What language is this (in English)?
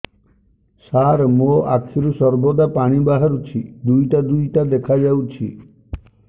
Odia